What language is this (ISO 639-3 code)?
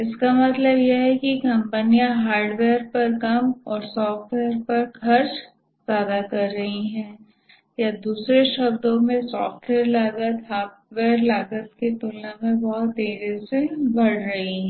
hin